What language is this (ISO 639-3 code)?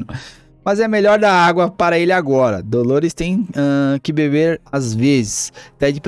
por